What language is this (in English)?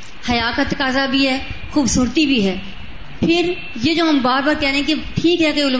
Urdu